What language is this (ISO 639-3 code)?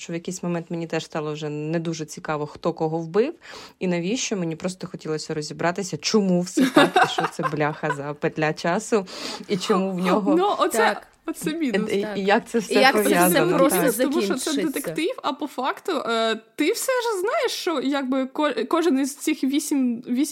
ukr